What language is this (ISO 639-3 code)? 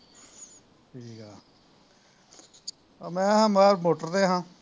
pan